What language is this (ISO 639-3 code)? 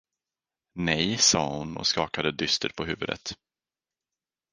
swe